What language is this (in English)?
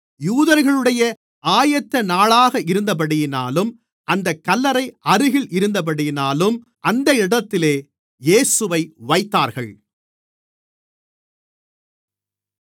Tamil